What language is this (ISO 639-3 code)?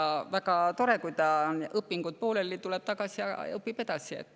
est